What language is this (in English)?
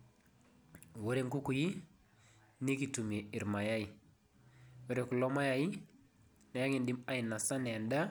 Masai